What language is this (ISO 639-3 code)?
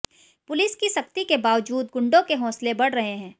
hin